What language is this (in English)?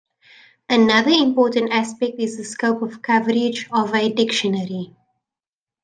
English